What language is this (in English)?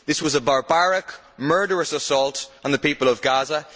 English